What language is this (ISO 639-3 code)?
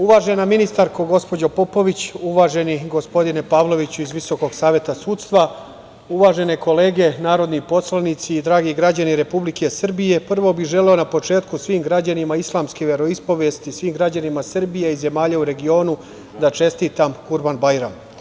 srp